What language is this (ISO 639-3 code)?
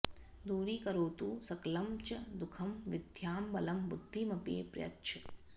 san